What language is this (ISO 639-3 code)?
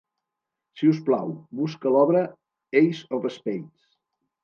cat